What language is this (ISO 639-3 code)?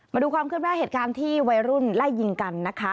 tha